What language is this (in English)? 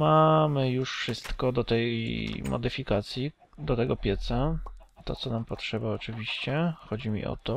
Polish